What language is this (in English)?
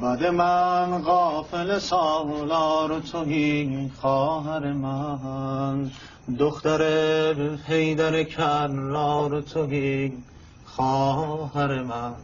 Persian